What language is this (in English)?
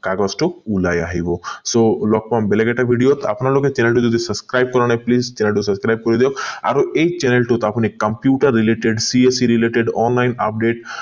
Assamese